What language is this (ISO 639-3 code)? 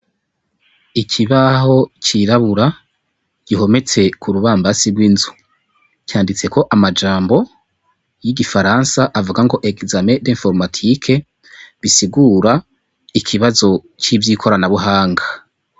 run